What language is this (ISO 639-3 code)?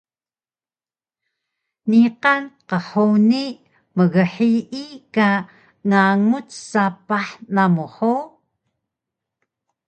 trv